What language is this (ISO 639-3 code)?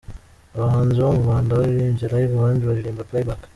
kin